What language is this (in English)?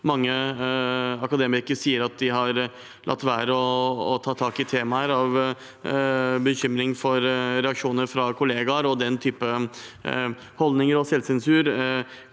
Norwegian